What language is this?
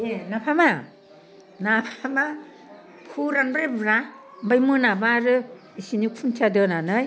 Bodo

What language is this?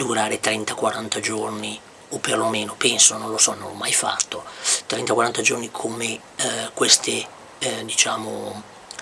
Italian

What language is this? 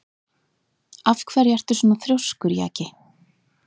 Icelandic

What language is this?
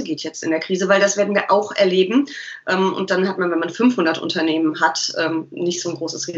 German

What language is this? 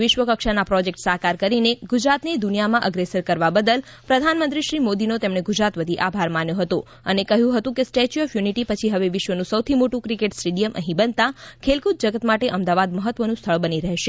Gujarati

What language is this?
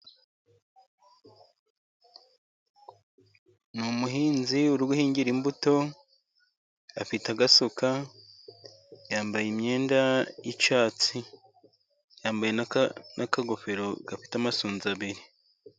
Kinyarwanda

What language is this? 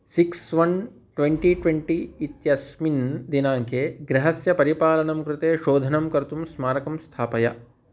Sanskrit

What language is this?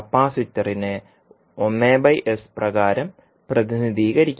Malayalam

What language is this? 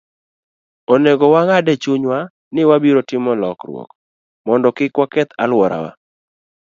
Luo (Kenya and Tanzania)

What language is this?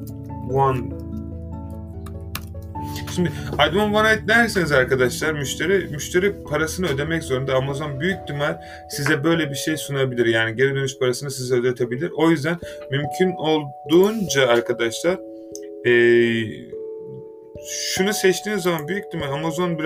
Turkish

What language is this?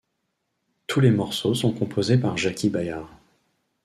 French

